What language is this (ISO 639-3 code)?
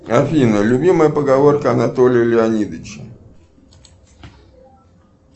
rus